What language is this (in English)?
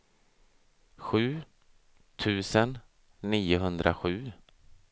Swedish